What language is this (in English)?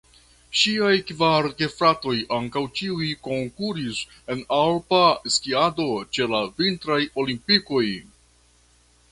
Esperanto